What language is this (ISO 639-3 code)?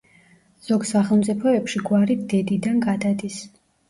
kat